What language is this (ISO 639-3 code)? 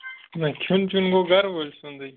kas